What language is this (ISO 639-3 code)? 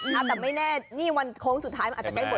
tha